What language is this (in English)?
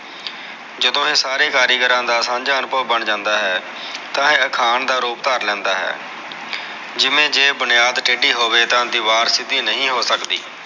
Punjabi